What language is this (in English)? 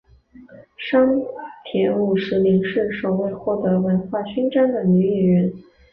Chinese